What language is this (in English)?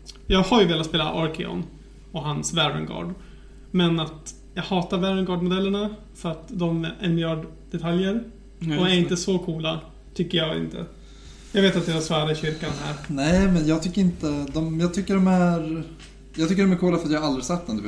Swedish